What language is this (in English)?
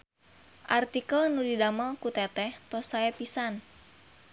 Sundanese